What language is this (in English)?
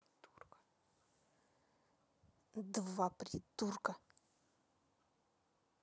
Russian